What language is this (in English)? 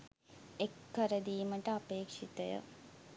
Sinhala